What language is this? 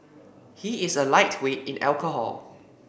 English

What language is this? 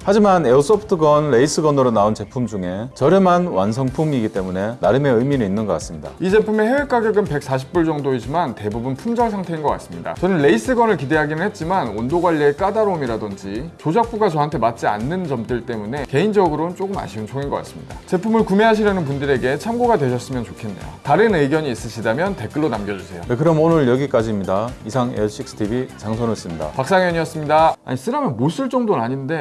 Korean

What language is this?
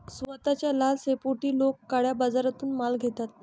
Marathi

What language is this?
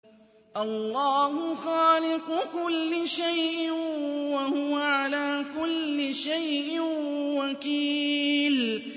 Arabic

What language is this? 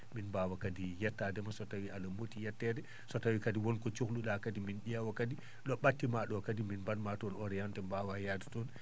Fula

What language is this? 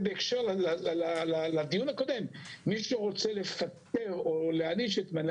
Hebrew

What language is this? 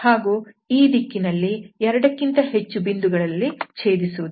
Kannada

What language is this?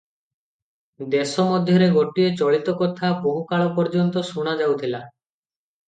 Odia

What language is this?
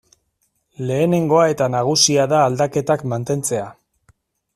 Basque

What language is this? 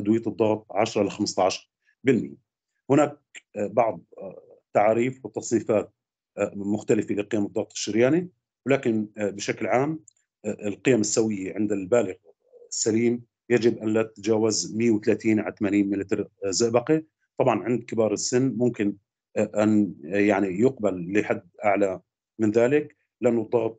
Arabic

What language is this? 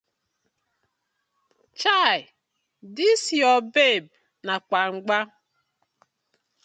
Nigerian Pidgin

